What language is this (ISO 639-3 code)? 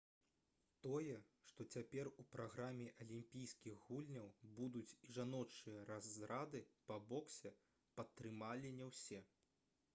bel